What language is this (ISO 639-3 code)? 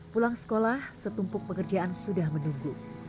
ind